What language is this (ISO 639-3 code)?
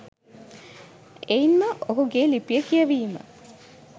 sin